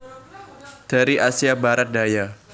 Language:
Javanese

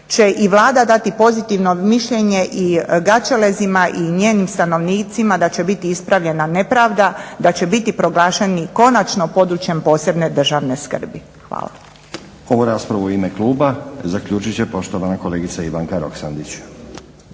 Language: Croatian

